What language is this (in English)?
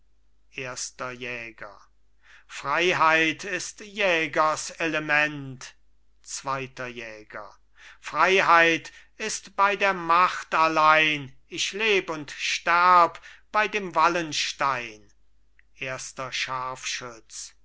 German